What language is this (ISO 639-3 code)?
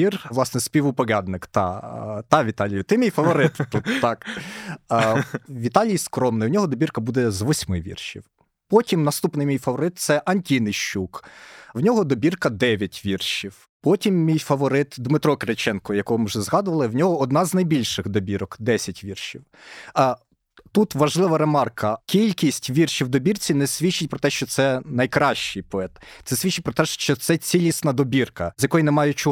ukr